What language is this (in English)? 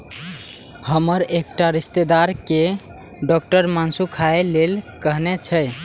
Maithili